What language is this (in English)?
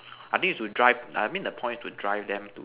English